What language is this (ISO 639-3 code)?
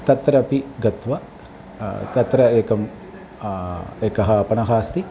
san